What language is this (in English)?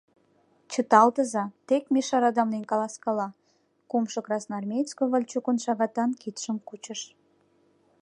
Mari